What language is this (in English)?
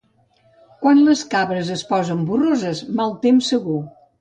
Catalan